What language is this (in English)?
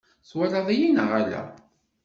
Kabyle